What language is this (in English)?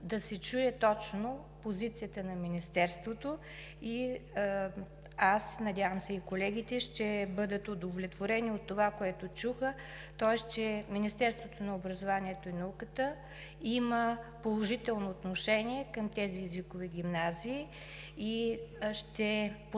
Bulgarian